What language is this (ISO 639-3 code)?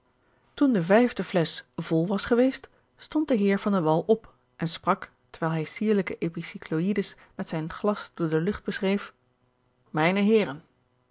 nld